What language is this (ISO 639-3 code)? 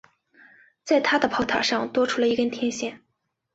zho